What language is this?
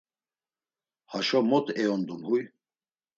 Laz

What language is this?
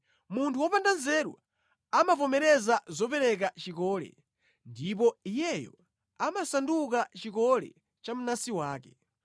Nyanja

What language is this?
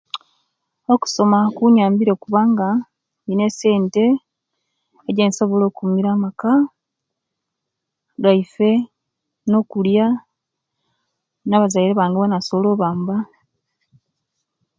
Kenyi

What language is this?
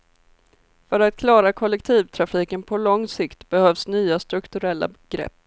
Swedish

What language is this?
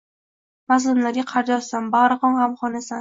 Uzbek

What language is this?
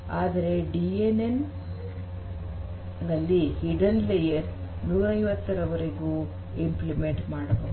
Kannada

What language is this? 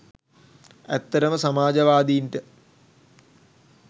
Sinhala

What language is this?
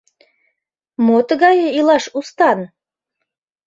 Mari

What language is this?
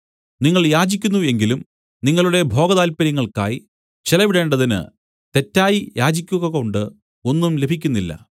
Malayalam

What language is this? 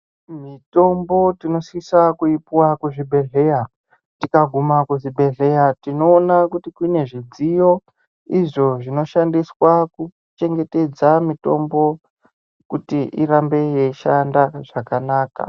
Ndau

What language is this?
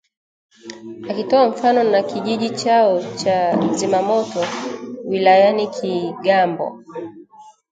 Swahili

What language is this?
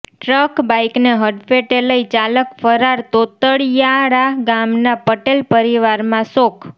Gujarati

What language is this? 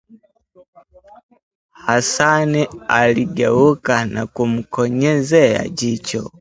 Swahili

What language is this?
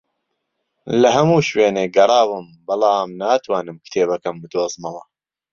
Central Kurdish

